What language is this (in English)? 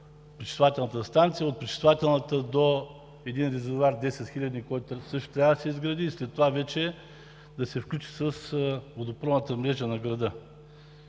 Bulgarian